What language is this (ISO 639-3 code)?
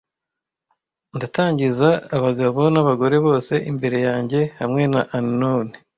kin